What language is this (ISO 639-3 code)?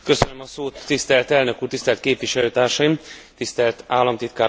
hun